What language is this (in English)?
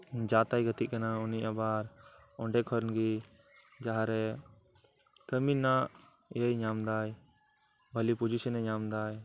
Santali